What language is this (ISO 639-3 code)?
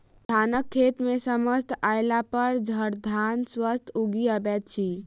mai